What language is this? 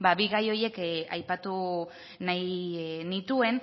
Basque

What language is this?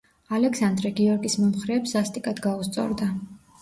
Georgian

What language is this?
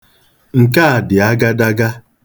Igbo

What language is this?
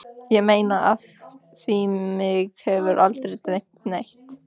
Icelandic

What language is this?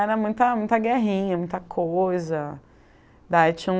Portuguese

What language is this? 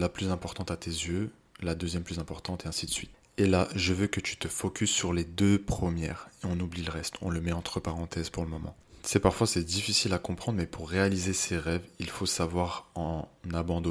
French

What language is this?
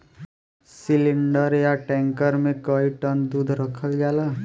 Bhojpuri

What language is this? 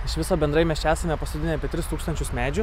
Lithuanian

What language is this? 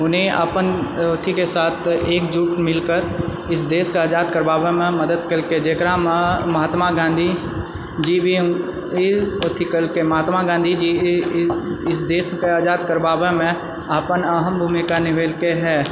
Maithili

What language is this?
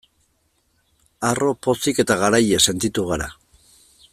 Basque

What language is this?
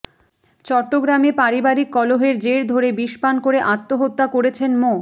Bangla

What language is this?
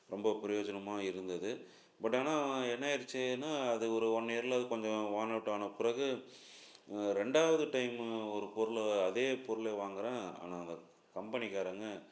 Tamil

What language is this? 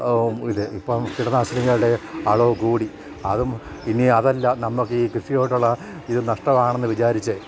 Malayalam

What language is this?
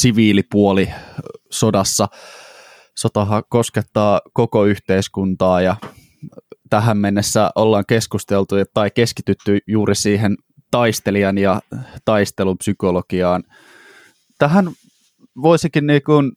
Finnish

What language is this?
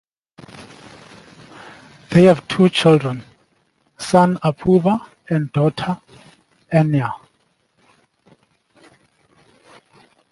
English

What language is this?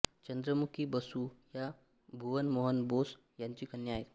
Marathi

